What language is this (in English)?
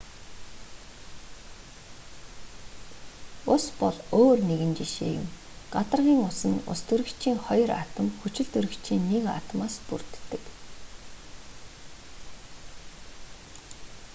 Mongolian